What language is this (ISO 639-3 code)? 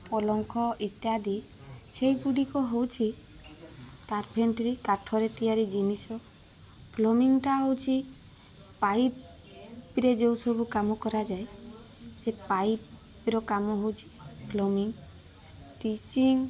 ori